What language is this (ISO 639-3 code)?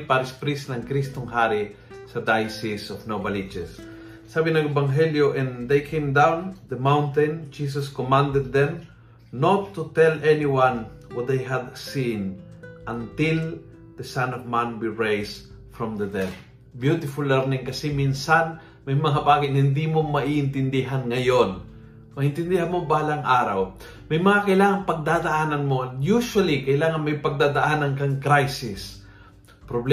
fil